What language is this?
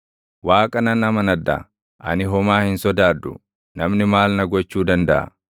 Oromo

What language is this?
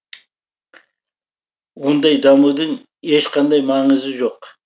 Kazakh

